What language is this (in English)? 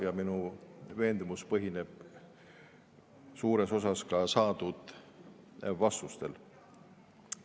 Estonian